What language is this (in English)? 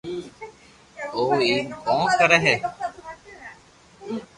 Loarki